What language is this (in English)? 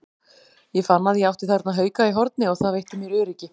Icelandic